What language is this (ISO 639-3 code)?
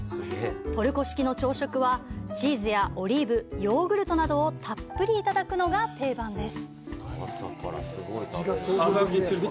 jpn